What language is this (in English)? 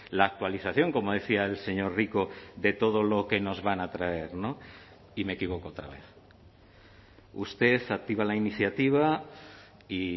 Spanish